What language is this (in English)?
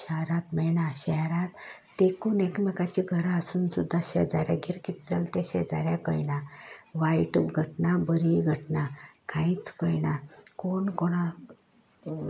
Konkani